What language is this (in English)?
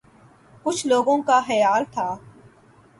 Urdu